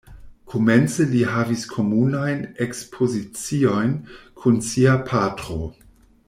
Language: Esperanto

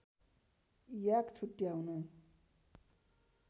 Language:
Nepali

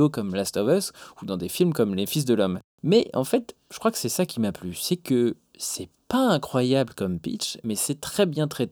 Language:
French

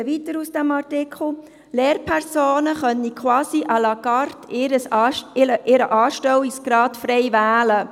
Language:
Swiss German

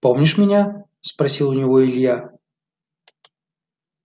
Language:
Russian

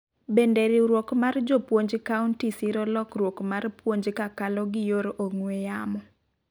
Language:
Luo (Kenya and Tanzania)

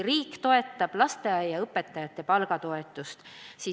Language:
Estonian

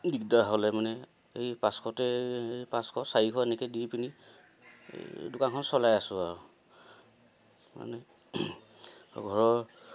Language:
Assamese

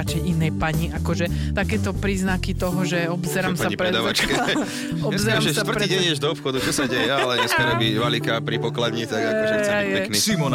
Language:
Slovak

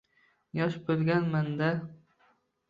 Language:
Uzbek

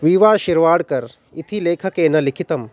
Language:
Sanskrit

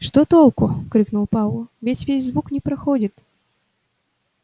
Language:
Russian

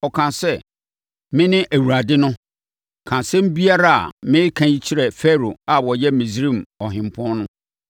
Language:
Akan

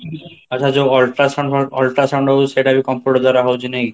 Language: Odia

